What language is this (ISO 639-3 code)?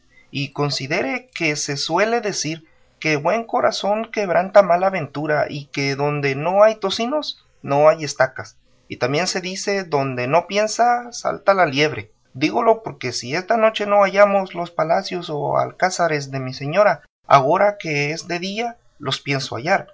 spa